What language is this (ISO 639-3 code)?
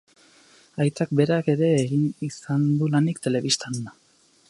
eus